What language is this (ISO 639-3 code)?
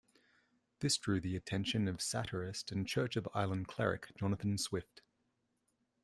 eng